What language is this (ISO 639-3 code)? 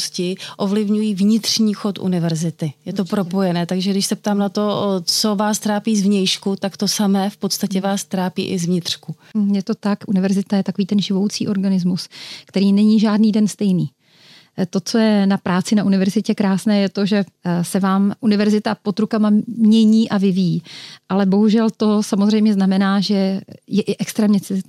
ces